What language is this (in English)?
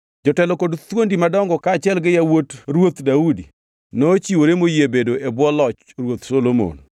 Luo (Kenya and Tanzania)